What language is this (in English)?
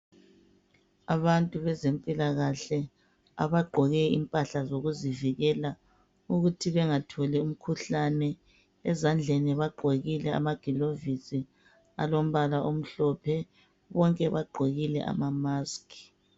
North Ndebele